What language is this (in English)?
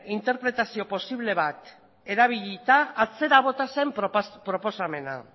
Basque